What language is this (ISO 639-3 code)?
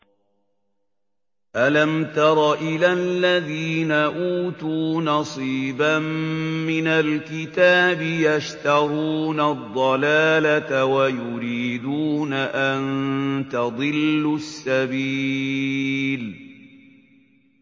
ara